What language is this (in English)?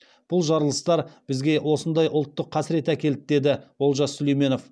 Kazakh